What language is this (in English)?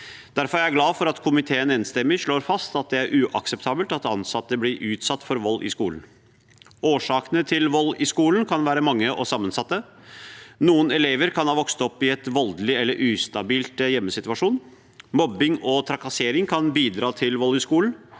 Norwegian